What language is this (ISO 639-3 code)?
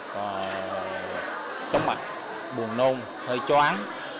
vie